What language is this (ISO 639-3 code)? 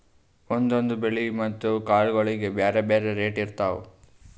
kan